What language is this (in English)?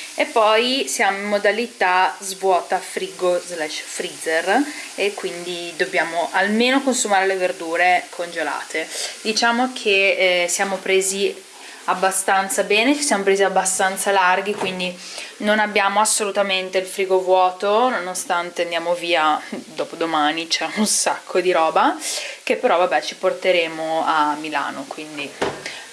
Italian